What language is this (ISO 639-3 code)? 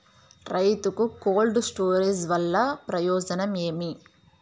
tel